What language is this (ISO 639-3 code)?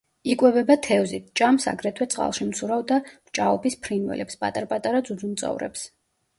kat